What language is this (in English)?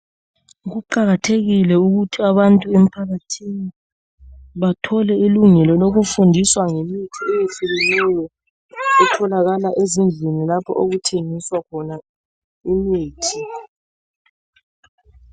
North Ndebele